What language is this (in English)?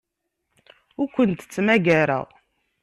Kabyle